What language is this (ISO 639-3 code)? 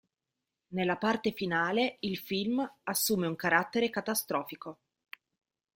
ita